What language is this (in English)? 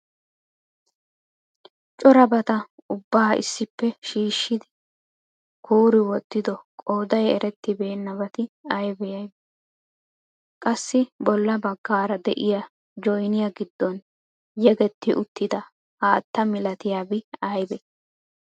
Wolaytta